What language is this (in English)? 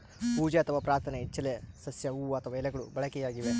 Kannada